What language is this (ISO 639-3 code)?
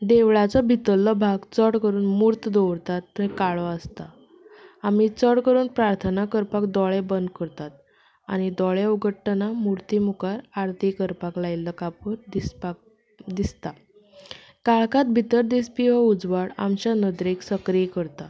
kok